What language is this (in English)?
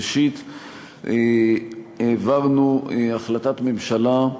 Hebrew